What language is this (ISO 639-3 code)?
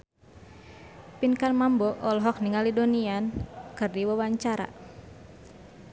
sun